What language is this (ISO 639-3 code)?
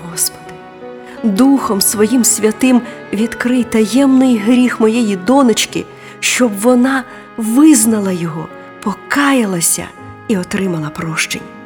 ukr